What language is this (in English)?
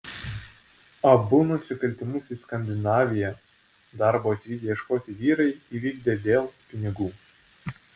Lithuanian